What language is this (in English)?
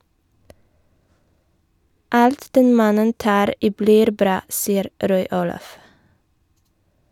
Norwegian